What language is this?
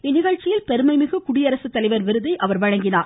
Tamil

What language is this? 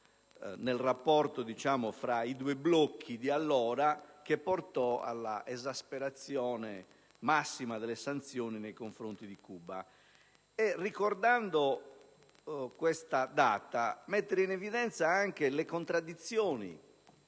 Italian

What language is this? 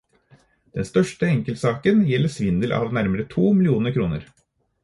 Norwegian Bokmål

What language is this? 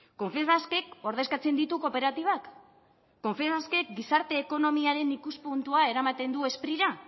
Basque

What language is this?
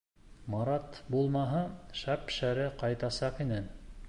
Bashkir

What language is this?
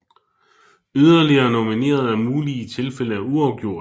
Danish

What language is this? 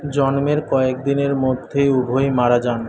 Bangla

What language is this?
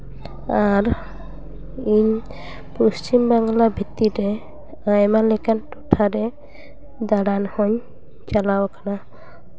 Santali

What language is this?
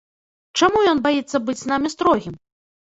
Belarusian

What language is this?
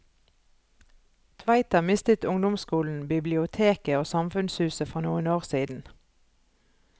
Norwegian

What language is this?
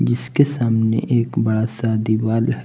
Hindi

